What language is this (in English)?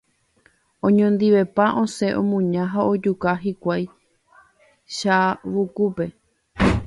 Guarani